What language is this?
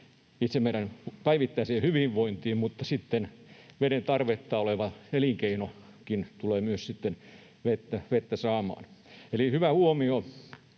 Finnish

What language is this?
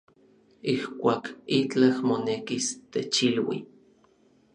Orizaba Nahuatl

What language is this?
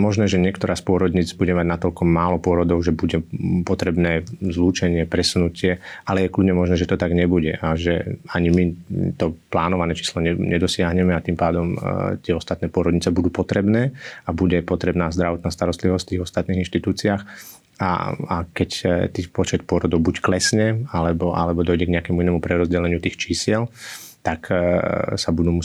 Slovak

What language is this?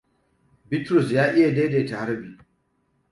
Hausa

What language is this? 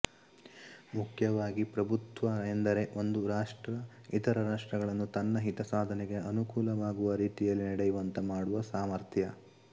Kannada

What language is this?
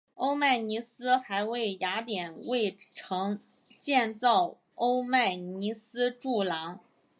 Chinese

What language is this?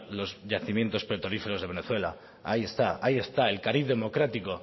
Spanish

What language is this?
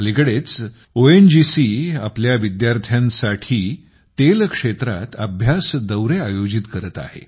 Marathi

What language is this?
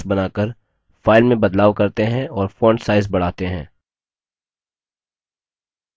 Hindi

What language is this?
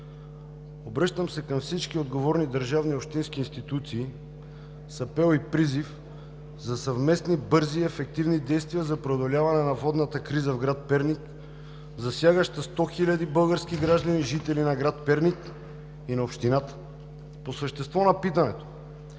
Bulgarian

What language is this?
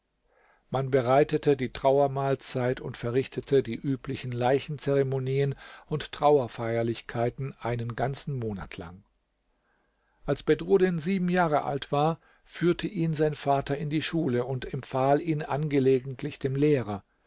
German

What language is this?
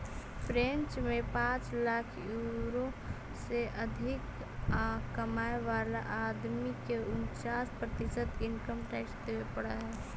Magahi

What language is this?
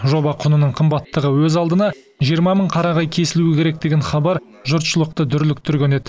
Kazakh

